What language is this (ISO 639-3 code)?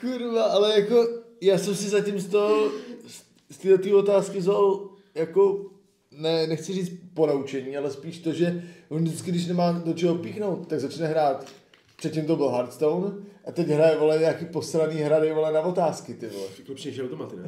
ces